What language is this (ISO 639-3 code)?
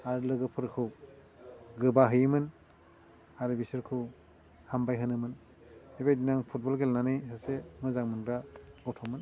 brx